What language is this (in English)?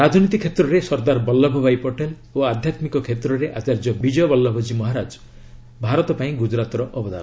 Odia